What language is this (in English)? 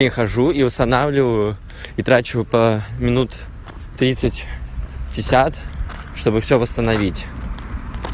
Russian